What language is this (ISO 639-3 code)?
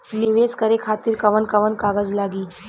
bho